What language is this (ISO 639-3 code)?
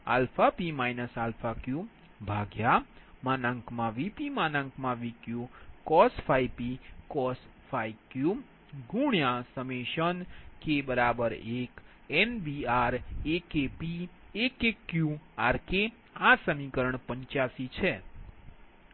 guj